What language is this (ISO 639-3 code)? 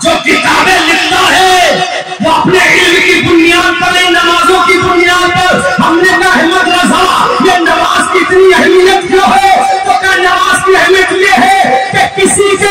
ara